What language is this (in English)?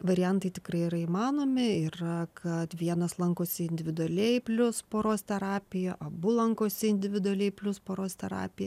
Lithuanian